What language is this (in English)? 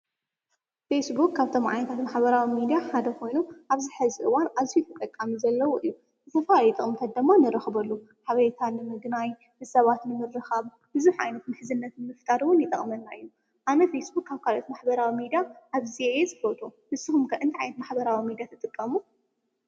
Tigrinya